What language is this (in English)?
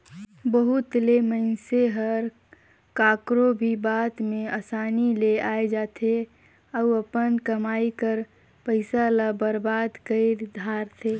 Chhattisgarhi